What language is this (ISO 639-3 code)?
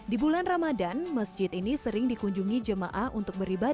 ind